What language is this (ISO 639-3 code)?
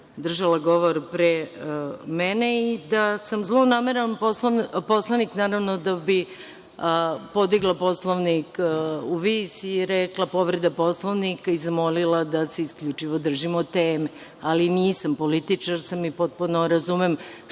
srp